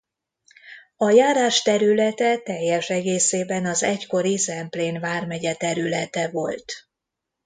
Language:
Hungarian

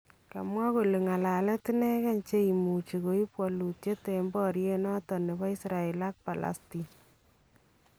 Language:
Kalenjin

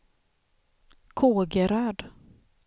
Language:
Swedish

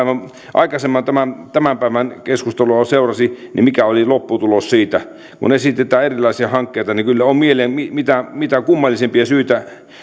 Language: Finnish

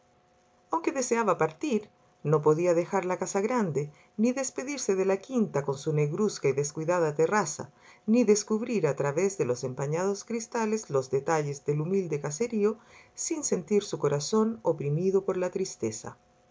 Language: Spanish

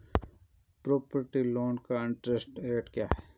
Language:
Hindi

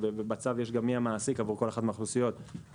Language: Hebrew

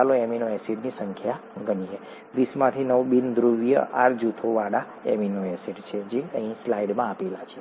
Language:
Gujarati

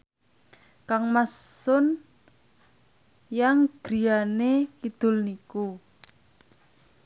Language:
Javanese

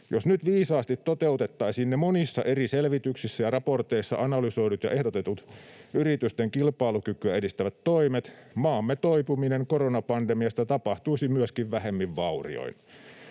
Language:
Finnish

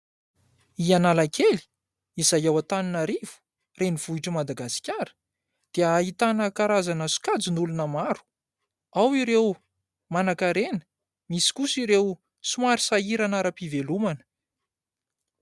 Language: Malagasy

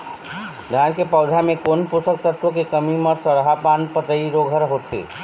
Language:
Chhattisgarhi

